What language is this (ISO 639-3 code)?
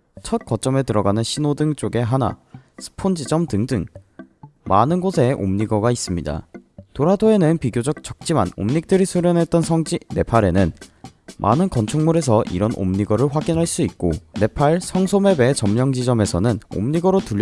kor